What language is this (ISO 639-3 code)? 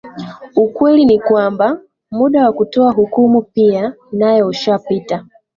swa